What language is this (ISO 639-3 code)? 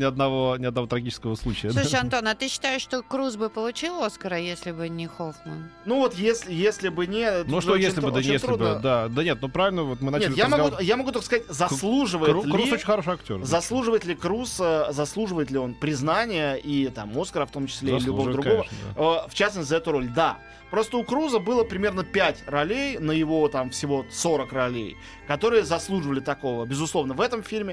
rus